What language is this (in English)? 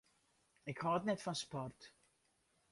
Western Frisian